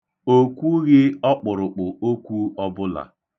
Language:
Igbo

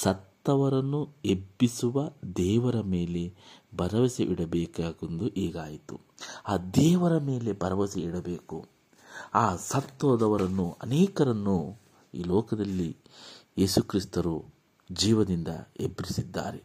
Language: Kannada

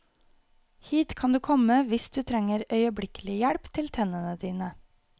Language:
Norwegian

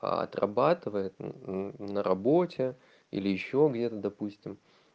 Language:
Russian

